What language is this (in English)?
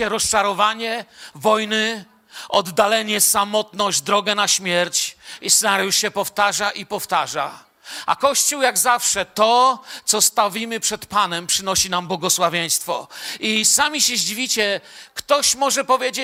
Polish